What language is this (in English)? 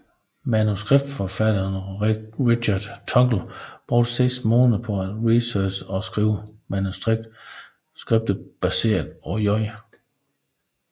Danish